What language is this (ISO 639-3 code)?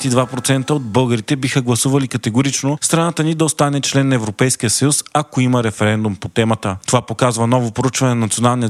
bul